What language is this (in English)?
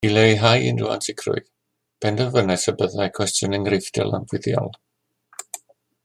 Welsh